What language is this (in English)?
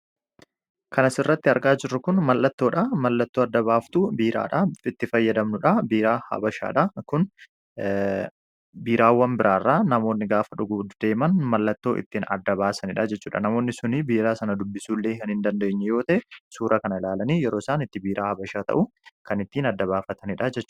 Oromo